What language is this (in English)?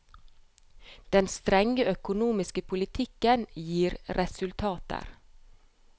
Norwegian